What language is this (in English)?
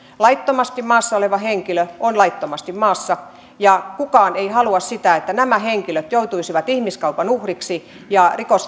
Finnish